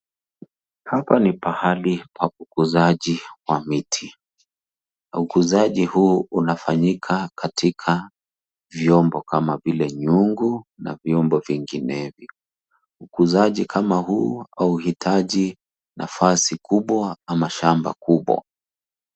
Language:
Swahili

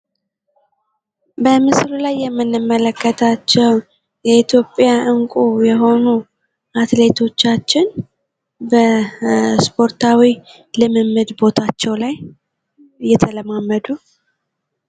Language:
Amharic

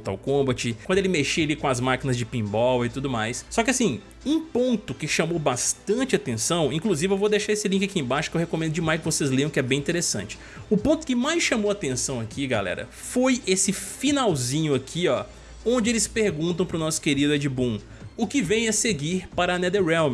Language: Portuguese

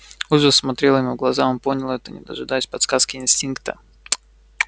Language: Russian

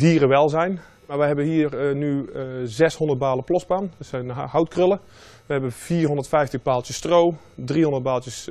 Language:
Dutch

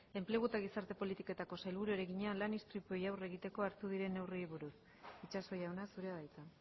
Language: Basque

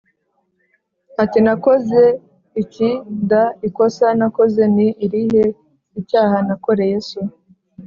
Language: Kinyarwanda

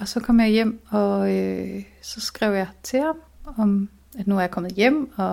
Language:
Danish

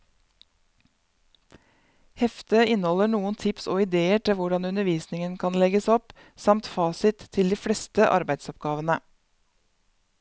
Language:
Norwegian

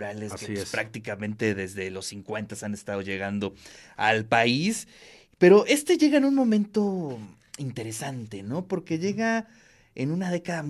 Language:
Spanish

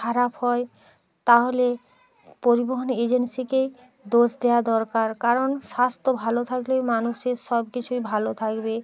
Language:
Bangla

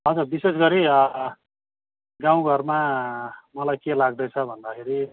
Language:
Nepali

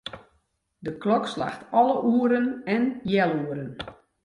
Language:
Western Frisian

